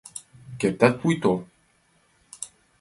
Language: Mari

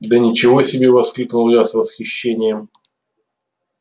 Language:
Russian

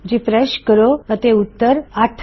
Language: Punjabi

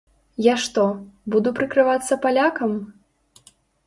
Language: Belarusian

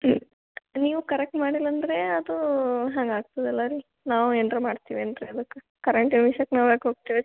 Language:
Kannada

